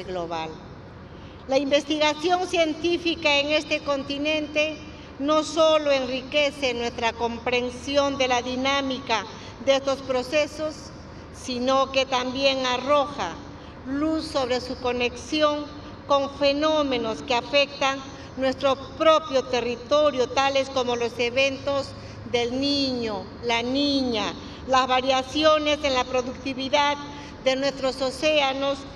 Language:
Spanish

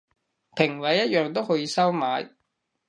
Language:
Cantonese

